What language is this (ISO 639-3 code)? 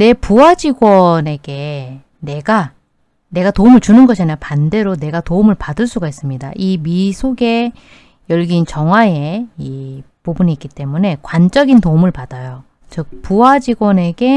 kor